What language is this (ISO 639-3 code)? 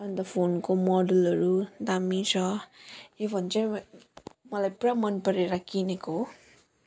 nep